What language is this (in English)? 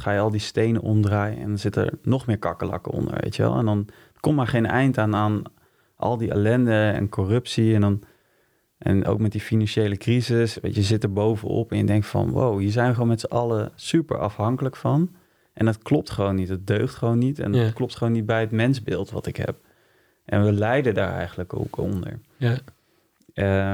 Dutch